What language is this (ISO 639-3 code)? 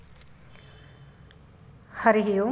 san